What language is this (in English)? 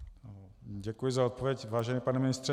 Czech